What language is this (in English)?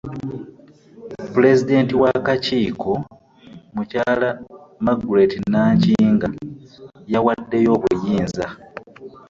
Ganda